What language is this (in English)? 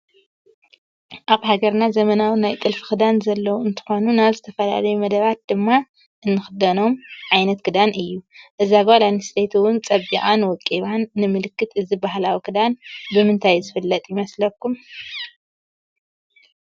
Tigrinya